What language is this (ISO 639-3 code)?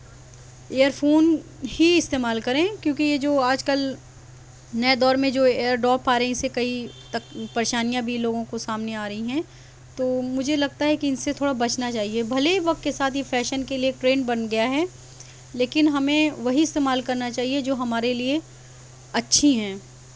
urd